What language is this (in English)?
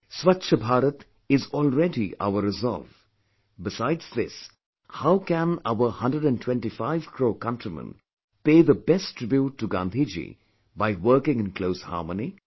English